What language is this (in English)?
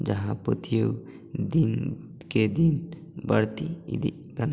Santali